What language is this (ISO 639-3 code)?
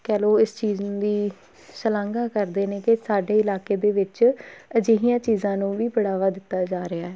pan